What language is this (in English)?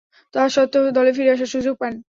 Bangla